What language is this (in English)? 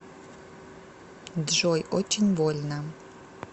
Russian